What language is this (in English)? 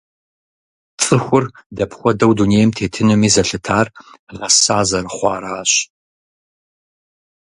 Kabardian